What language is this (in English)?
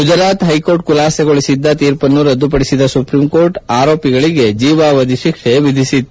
Kannada